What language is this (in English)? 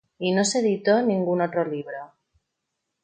Spanish